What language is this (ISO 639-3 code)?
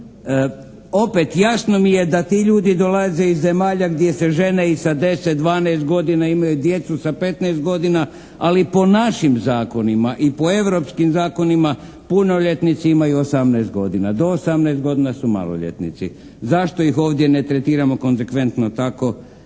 hrv